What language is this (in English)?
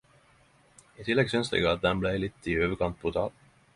Norwegian Nynorsk